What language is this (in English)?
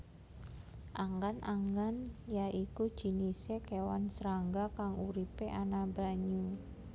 Javanese